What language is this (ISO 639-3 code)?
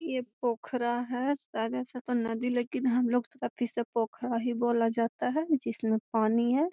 mag